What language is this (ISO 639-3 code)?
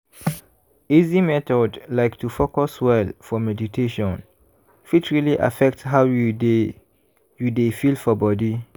pcm